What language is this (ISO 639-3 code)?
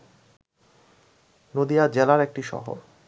ben